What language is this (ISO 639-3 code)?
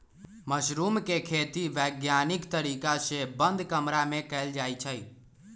mag